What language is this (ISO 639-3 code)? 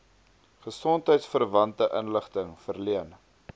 afr